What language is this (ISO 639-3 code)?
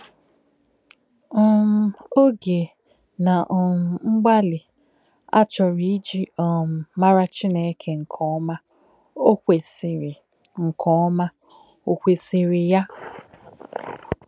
ibo